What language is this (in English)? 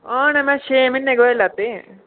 Dogri